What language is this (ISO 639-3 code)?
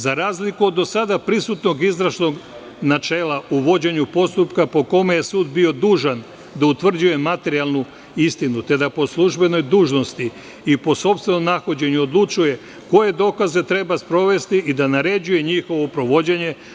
srp